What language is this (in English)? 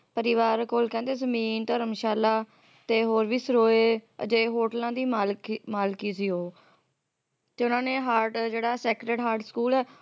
Punjabi